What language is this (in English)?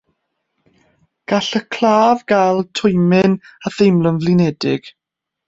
Welsh